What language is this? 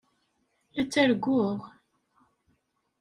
Kabyle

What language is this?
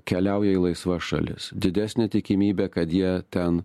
Lithuanian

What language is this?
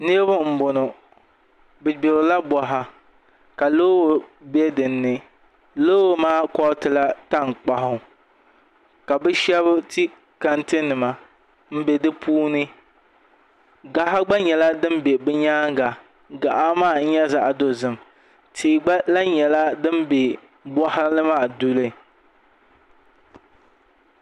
Dagbani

